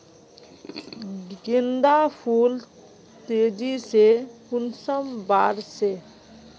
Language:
Magahi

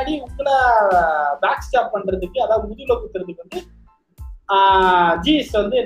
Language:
Tamil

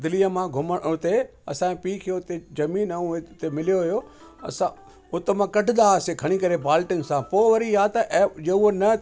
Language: Sindhi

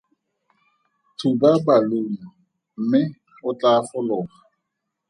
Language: Tswana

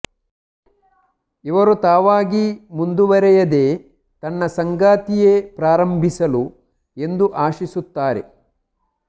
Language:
Kannada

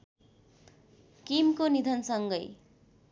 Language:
Nepali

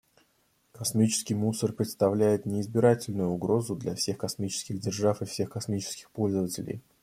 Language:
Russian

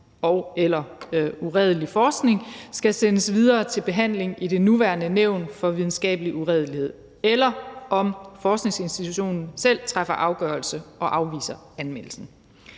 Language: Danish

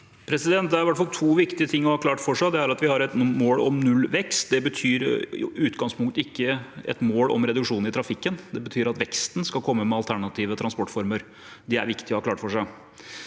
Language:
Norwegian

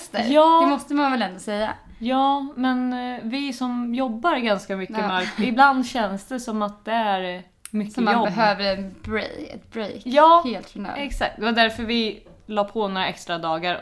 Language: Swedish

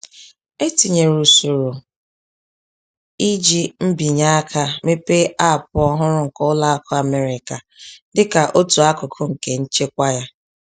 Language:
Igbo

